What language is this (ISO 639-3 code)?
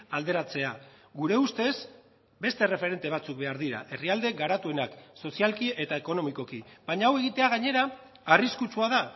eus